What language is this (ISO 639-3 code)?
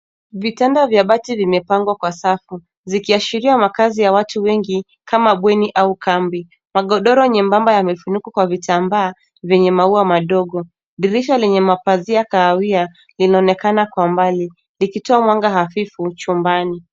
swa